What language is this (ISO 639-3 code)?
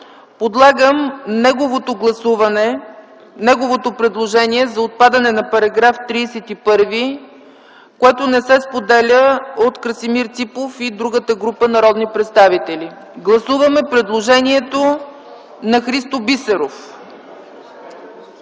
bul